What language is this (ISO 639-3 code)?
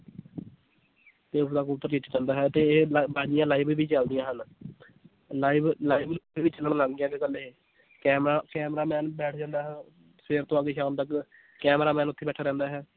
pan